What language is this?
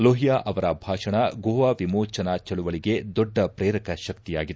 Kannada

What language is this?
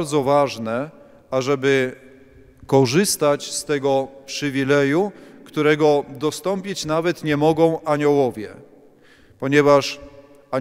Polish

